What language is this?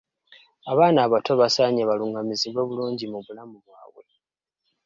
Ganda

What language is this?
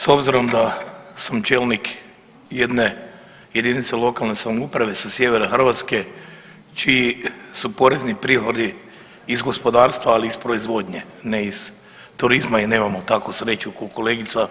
Croatian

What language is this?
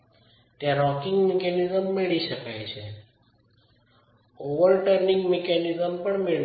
Gujarati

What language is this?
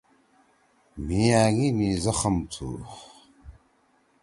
Torwali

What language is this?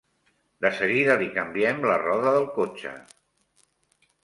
Catalan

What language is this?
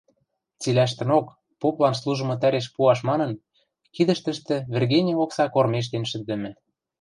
Western Mari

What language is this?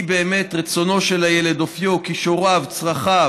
Hebrew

